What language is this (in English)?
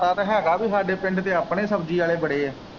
Punjabi